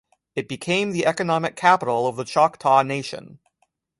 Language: English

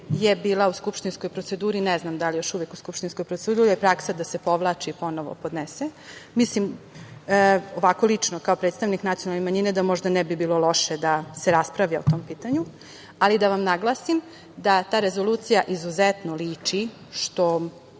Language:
Serbian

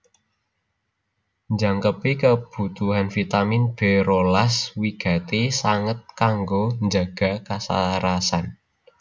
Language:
Javanese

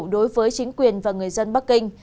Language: Vietnamese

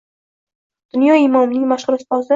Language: Uzbek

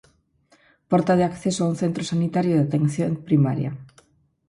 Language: Galician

